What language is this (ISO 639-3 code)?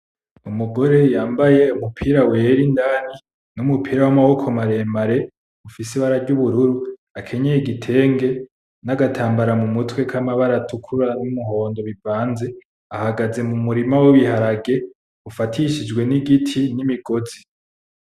run